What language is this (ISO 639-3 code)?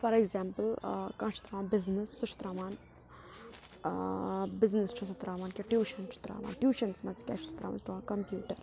kas